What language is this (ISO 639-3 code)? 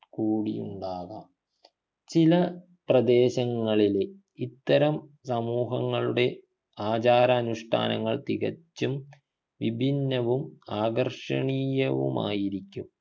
mal